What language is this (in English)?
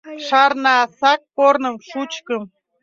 Mari